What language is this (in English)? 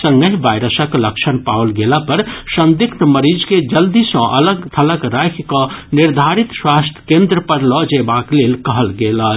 Maithili